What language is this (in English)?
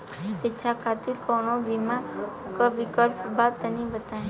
Bhojpuri